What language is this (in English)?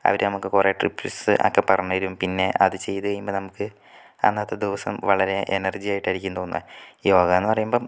Malayalam